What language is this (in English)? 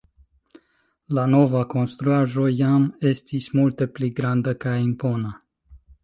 Esperanto